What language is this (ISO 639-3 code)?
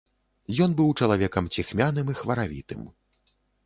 bel